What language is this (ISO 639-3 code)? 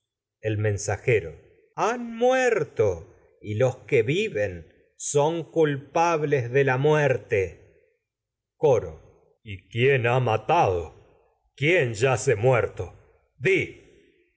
spa